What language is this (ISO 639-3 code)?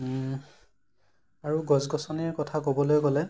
asm